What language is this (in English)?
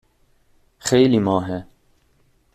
Persian